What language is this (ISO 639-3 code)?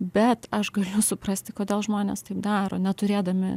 lit